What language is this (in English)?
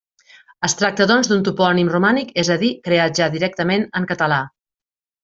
Catalan